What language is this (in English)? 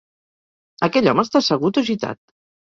Catalan